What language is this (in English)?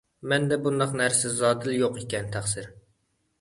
Uyghur